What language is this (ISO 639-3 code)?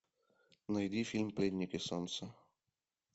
rus